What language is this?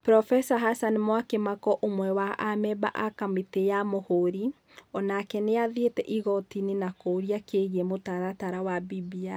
Kikuyu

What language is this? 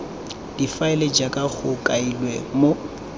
Tswana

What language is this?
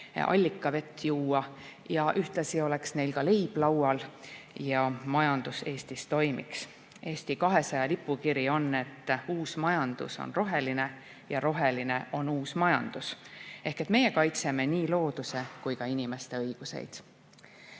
Estonian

